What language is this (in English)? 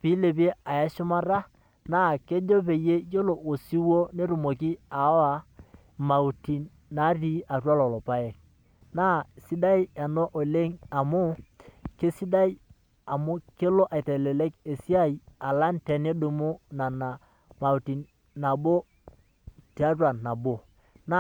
Masai